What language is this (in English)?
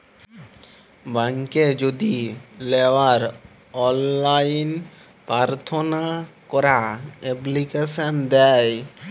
Bangla